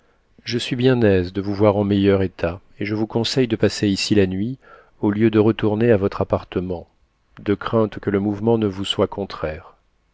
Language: French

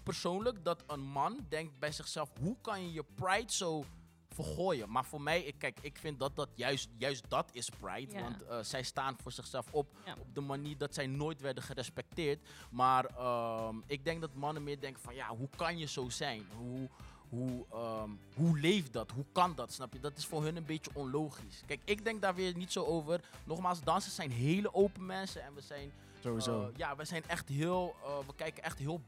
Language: Dutch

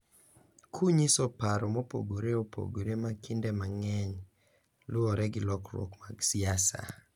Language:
Luo (Kenya and Tanzania)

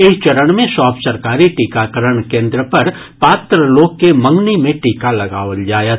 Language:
Maithili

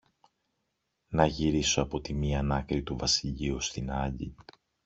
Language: Greek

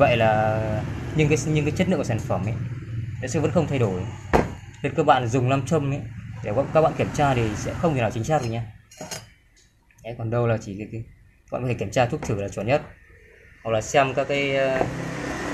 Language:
Vietnamese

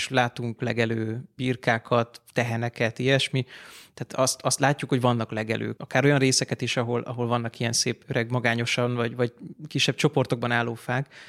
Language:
Hungarian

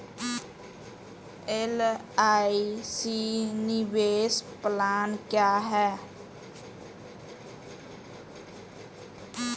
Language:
Hindi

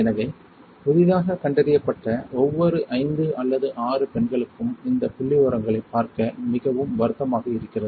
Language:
Tamil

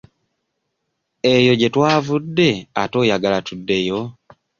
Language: Ganda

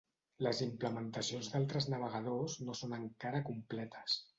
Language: Catalan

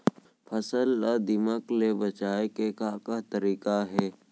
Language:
Chhattisgarhi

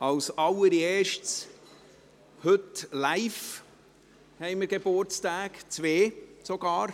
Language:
Swiss German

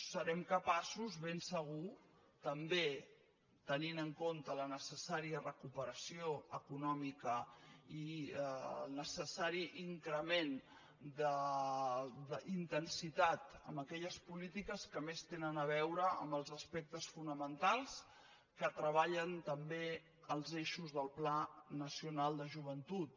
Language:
Catalan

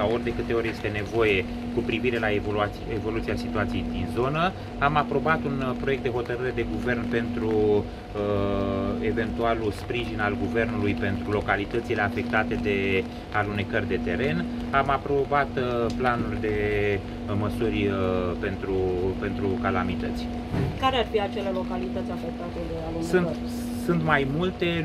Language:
Romanian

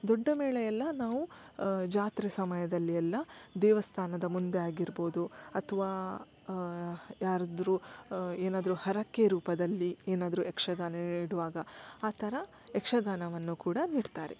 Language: Kannada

